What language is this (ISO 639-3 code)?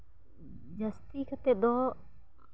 sat